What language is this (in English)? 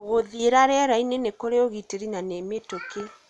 Kikuyu